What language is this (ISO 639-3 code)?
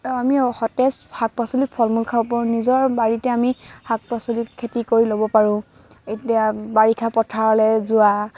asm